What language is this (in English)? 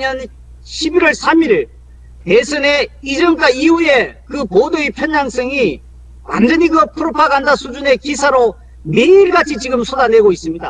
Korean